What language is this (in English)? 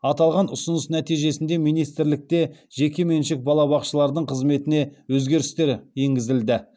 Kazakh